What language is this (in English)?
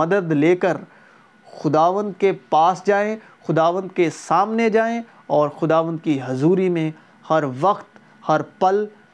Urdu